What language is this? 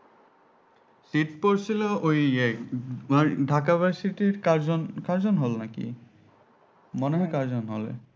Bangla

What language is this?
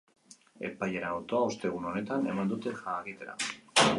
Basque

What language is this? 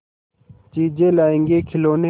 Hindi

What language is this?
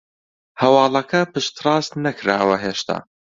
Central Kurdish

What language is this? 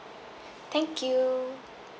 English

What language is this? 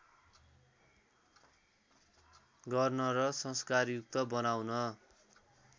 Nepali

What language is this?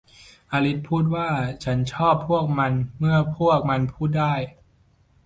Thai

